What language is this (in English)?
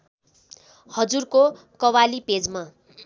Nepali